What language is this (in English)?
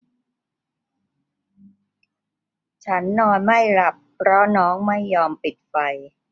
Thai